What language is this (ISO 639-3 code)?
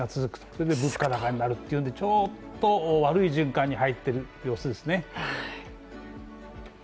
jpn